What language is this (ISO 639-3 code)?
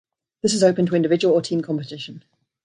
eng